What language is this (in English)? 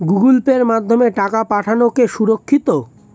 Bangla